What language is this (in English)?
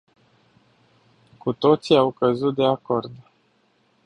Romanian